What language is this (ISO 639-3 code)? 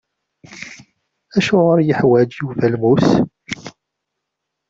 kab